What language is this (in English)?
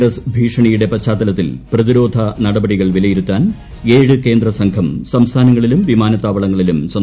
Malayalam